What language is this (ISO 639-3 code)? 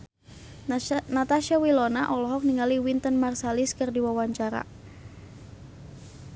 sun